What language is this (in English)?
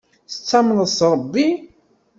Kabyle